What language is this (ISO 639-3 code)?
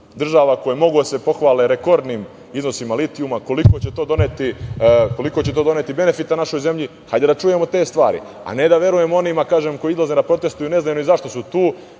srp